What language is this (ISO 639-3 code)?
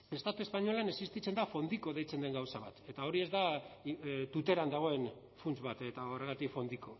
eus